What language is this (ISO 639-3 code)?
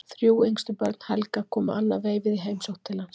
isl